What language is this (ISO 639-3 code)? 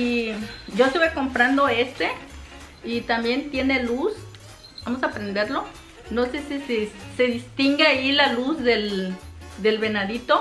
spa